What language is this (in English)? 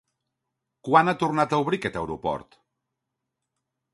Catalan